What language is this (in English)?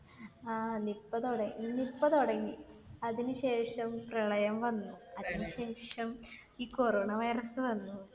Malayalam